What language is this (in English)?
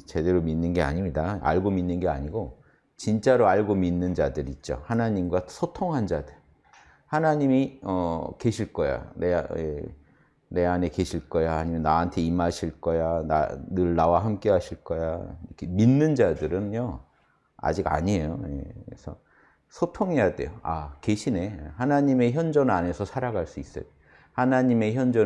Korean